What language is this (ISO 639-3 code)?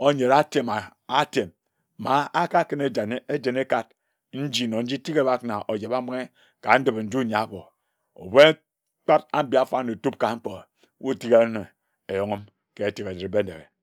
etu